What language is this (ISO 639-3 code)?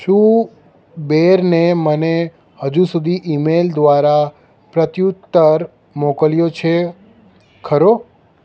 guj